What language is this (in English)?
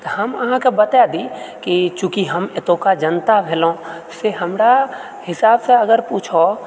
Maithili